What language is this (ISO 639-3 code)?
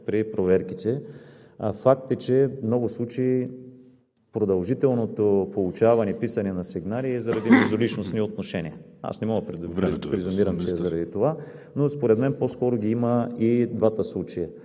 bul